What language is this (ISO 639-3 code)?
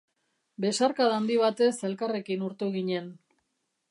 eus